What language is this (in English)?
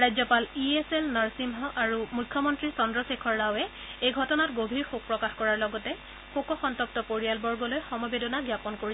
Assamese